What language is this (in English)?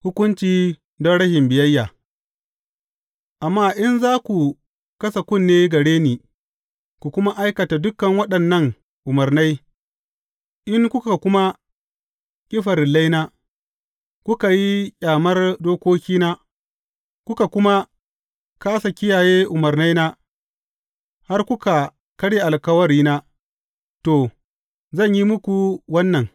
Hausa